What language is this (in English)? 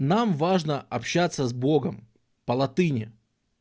Russian